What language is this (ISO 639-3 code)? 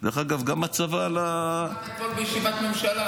heb